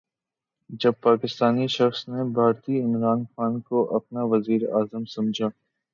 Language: Urdu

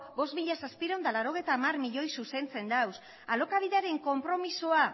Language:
Basque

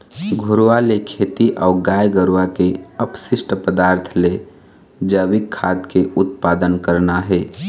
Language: Chhattisgarhi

